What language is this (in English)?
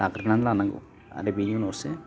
Bodo